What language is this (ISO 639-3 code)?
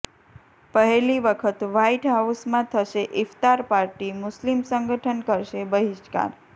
guj